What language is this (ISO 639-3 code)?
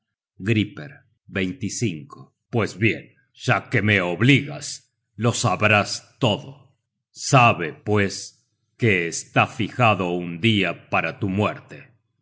spa